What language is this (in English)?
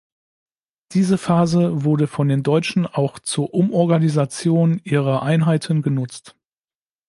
German